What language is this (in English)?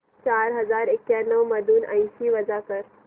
Marathi